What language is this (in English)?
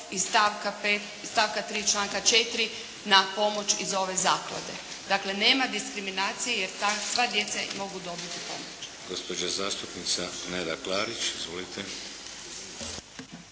Croatian